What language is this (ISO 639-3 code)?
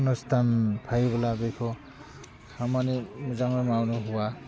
brx